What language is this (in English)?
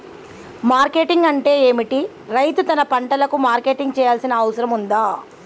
Telugu